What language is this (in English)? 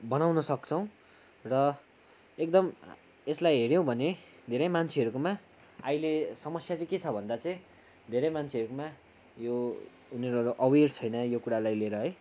Nepali